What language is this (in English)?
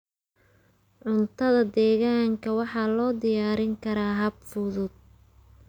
Somali